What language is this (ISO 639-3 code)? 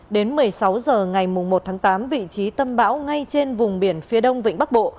vie